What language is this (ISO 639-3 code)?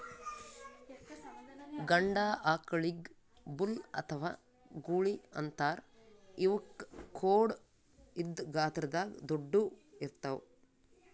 kan